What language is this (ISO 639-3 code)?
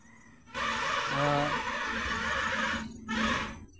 sat